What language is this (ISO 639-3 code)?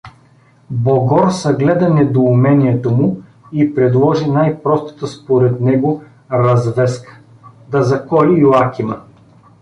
bul